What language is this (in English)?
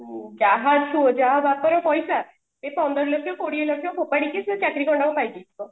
Odia